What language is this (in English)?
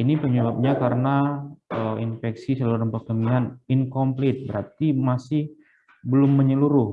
Indonesian